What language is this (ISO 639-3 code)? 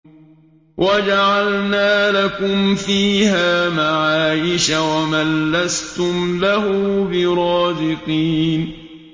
ara